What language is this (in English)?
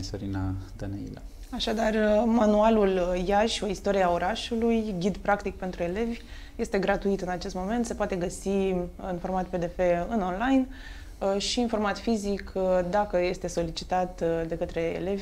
Romanian